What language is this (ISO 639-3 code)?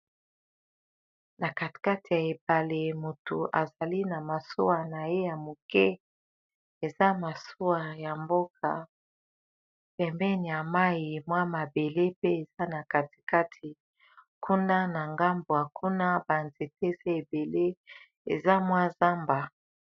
lin